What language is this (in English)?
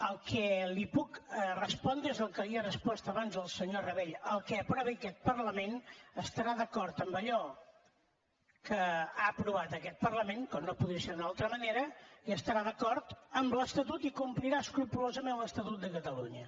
Catalan